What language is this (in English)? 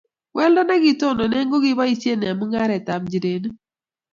Kalenjin